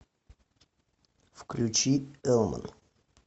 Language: Russian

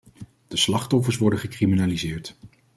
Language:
Dutch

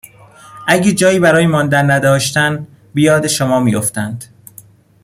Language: Persian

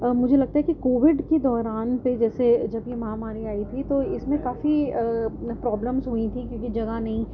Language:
Urdu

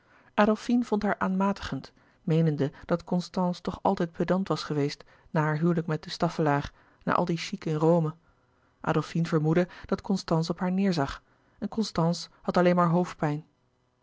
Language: Dutch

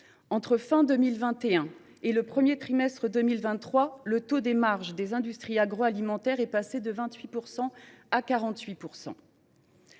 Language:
French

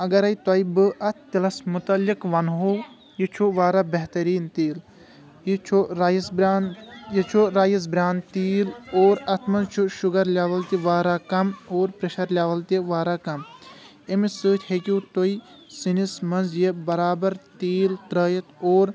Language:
Kashmiri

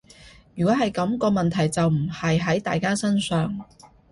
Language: Cantonese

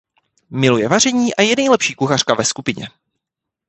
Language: Czech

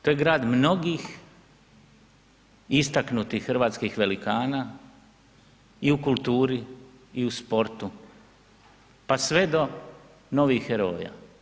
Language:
Croatian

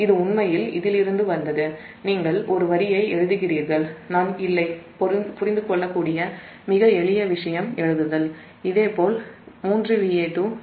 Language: Tamil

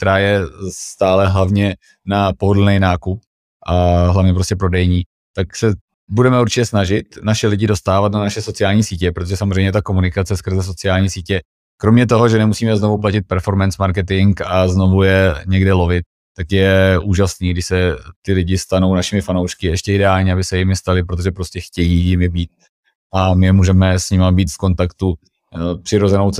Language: Czech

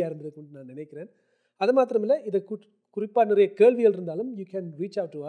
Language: Tamil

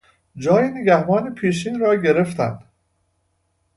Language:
Persian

